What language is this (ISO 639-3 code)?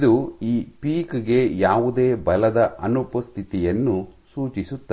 kan